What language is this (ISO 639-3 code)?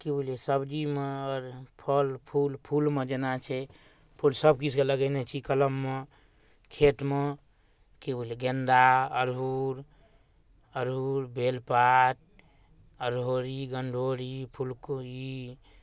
mai